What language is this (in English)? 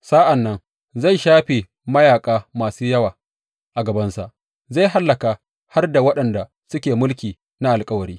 Hausa